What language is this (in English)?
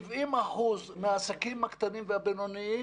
Hebrew